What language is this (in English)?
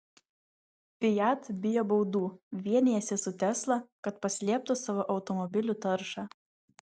Lithuanian